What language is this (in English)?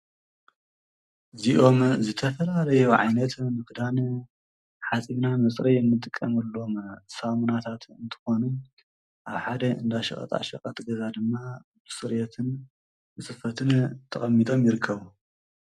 Tigrinya